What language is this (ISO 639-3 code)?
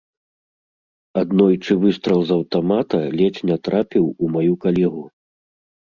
bel